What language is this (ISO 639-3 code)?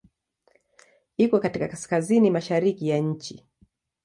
swa